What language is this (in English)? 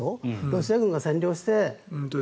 Japanese